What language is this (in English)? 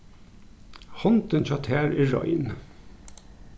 Faroese